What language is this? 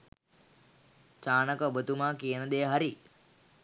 Sinhala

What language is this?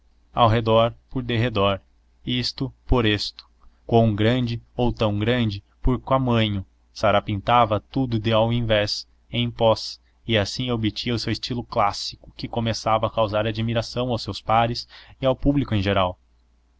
Portuguese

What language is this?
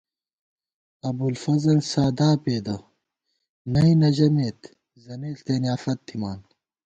Gawar-Bati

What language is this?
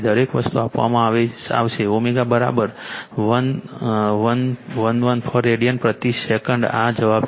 Gujarati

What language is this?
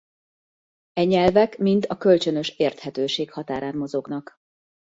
Hungarian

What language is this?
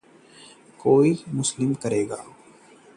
Hindi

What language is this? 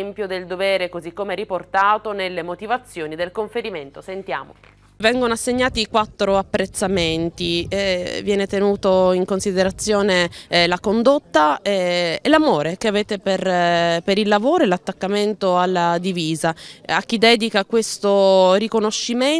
Italian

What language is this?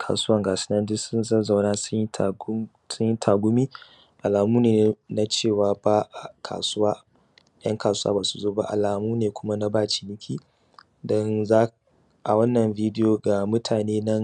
Hausa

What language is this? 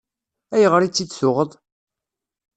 Kabyle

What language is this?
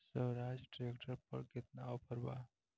Bhojpuri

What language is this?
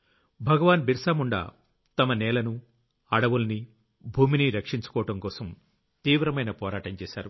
Telugu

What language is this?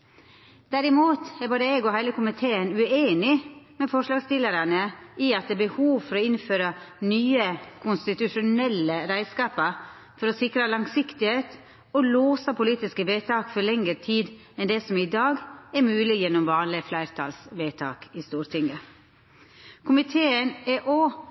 Norwegian Nynorsk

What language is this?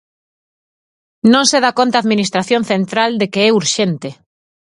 Galician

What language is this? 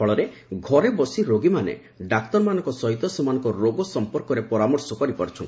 Odia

